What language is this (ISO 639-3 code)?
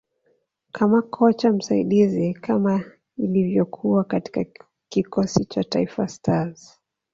swa